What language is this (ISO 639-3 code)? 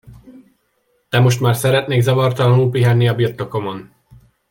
hun